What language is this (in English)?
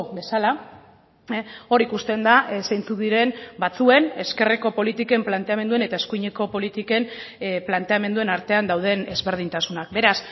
Basque